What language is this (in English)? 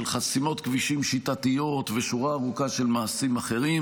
Hebrew